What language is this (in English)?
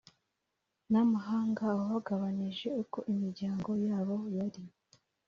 Kinyarwanda